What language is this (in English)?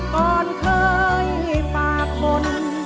Thai